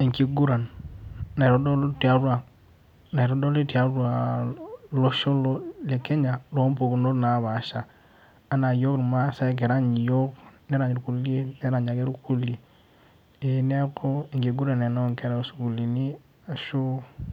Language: Masai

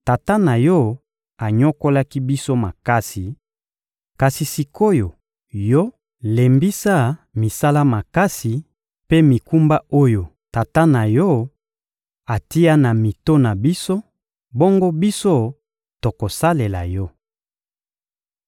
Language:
Lingala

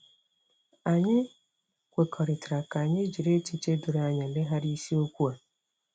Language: Igbo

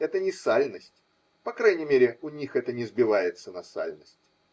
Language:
Russian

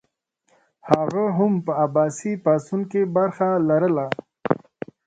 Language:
Pashto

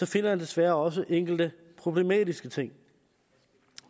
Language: Danish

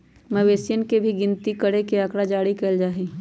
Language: Magahi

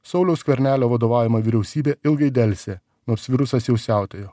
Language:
Lithuanian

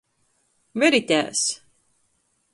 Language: Latgalian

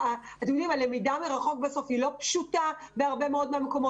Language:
Hebrew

